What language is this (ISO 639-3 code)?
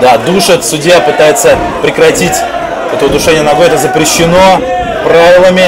rus